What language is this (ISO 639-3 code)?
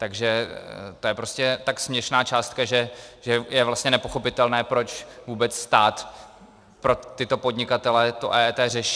ces